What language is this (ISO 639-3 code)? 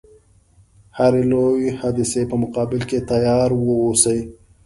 pus